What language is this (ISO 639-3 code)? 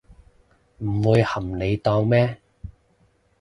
yue